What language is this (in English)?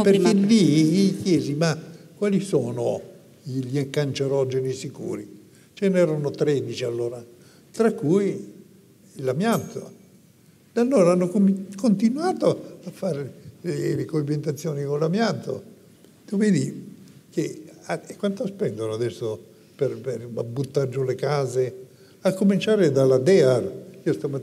Italian